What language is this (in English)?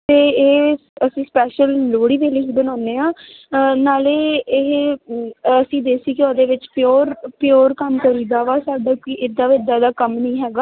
Punjabi